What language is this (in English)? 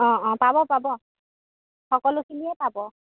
Assamese